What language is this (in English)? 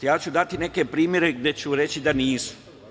Serbian